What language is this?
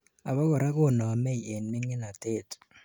Kalenjin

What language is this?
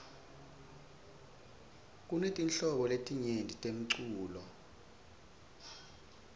Swati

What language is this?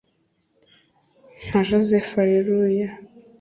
Kinyarwanda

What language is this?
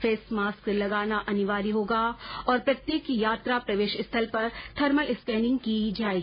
Hindi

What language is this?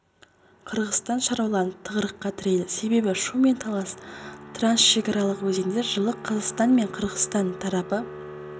Kazakh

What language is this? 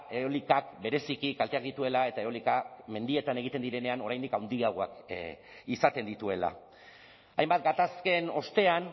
Basque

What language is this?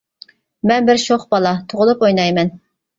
Uyghur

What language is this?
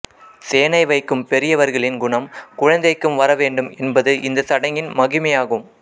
Tamil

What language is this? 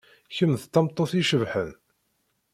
Kabyle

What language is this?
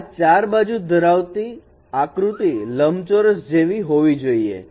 Gujarati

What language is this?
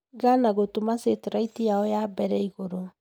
Kikuyu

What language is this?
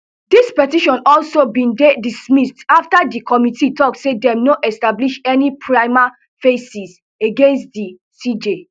Nigerian Pidgin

